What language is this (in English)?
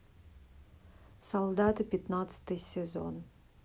Russian